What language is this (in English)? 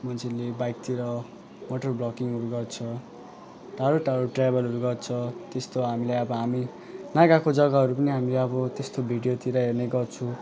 Nepali